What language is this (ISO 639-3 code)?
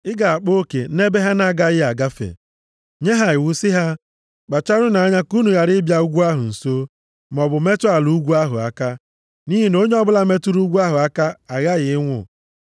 ibo